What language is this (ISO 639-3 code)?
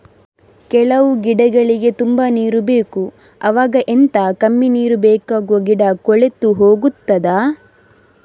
kan